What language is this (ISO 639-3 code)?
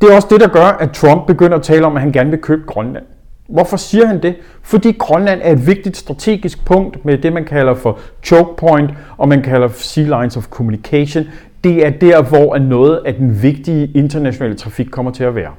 dan